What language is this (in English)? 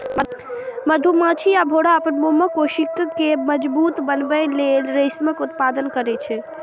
Maithili